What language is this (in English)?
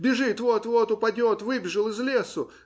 Russian